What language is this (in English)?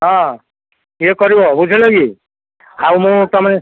Odia